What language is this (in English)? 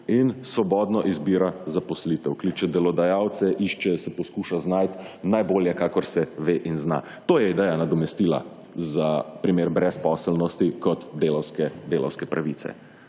Slovenian